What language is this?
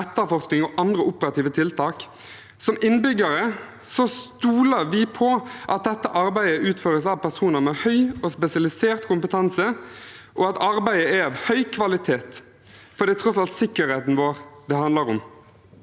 Norwegian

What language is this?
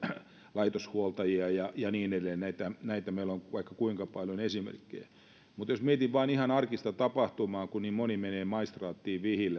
Finnish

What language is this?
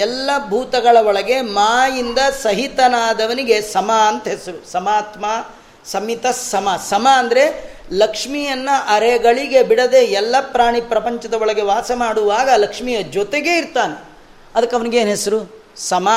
Kannada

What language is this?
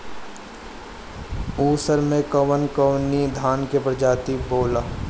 Bhojpuri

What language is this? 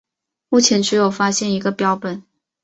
Chinese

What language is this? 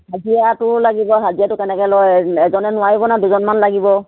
Assamese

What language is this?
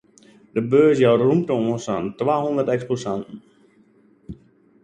Western Frisian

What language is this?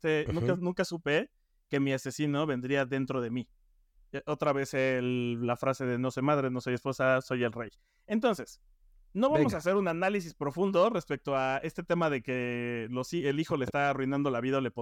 Spanish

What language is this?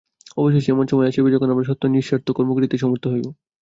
Bangla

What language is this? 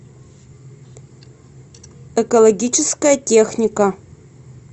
Russian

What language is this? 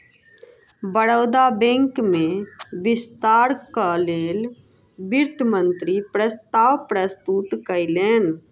Maithili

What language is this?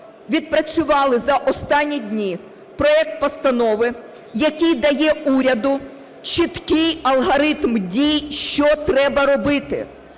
Ukrainian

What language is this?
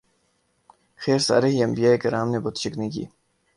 Urdu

